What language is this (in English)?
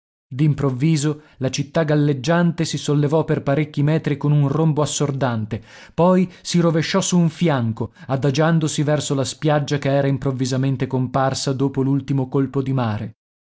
Italian